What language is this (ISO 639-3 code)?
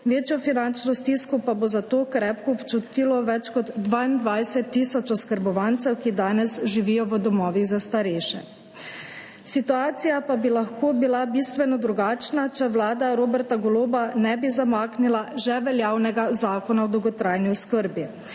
slv